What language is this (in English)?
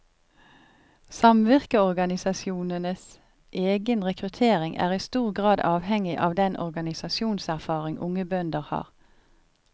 Norwegian